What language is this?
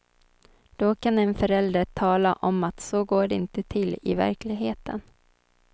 Swedish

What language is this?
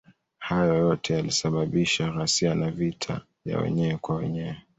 Swahili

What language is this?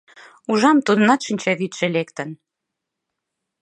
Mari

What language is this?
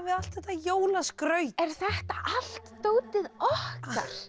Icelandic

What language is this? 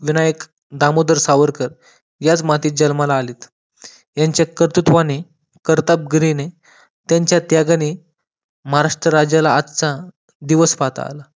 Marathi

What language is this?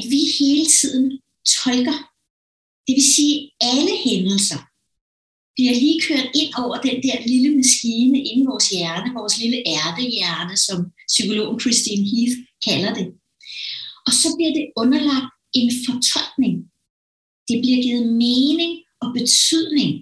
Danish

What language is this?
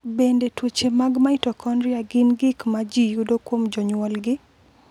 Luo (Kenya and Tanzania)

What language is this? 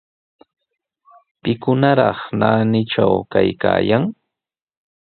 Sihuas Ancash Quechua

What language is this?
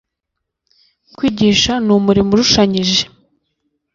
Kinyarwanda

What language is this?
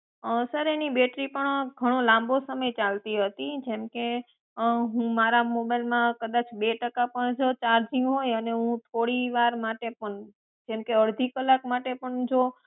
Gujarati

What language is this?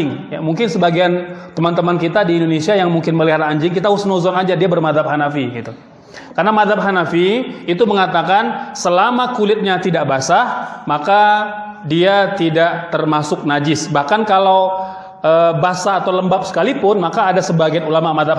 Indonesian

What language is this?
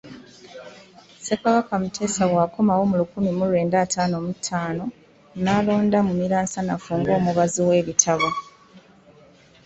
Ganda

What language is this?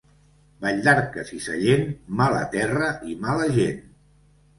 Catalan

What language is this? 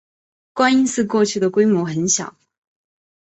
Chinese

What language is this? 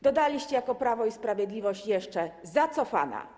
Polish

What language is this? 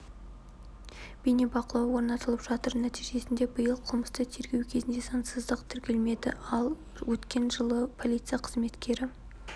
Kazakh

